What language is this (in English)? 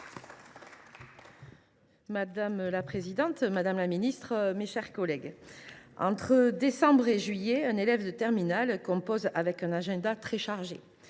French